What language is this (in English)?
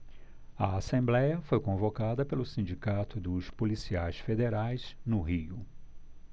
Portuguese